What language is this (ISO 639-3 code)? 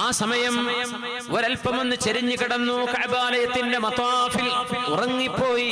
mal